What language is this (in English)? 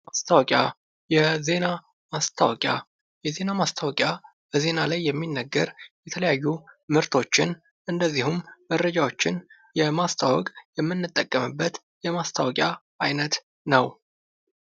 Amharic